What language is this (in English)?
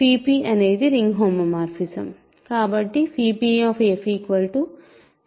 Telugu